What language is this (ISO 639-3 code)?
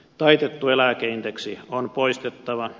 fin